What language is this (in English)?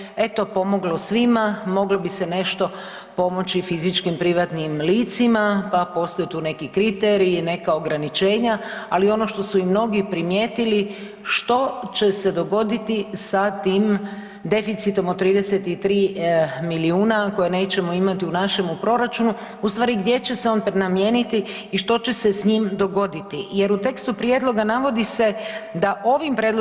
Croatian